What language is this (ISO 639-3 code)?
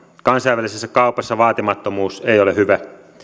fin